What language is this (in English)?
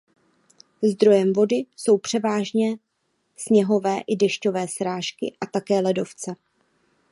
Czech